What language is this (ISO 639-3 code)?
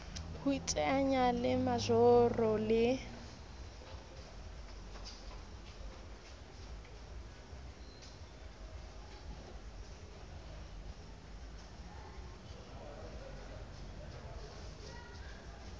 sot